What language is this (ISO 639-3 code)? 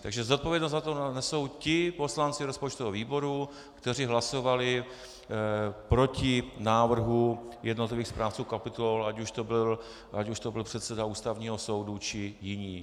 ces